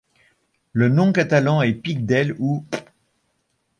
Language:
French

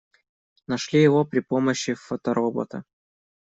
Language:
Russian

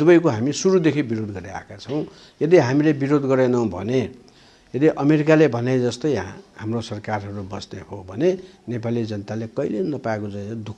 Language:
Nepali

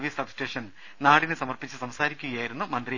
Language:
Malayalam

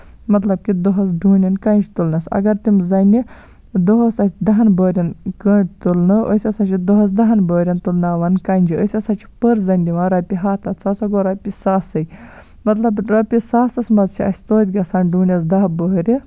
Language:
Kashmiri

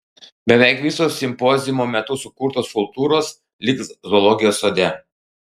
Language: Lithuanian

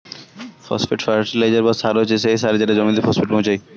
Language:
Bangla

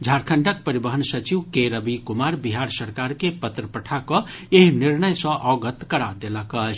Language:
Maithili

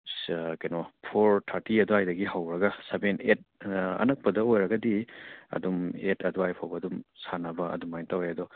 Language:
Manipuri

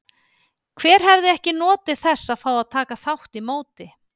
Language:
Icelandic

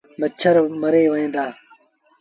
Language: Sindhi Bhil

